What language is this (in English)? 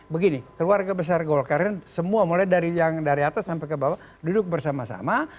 Indonesian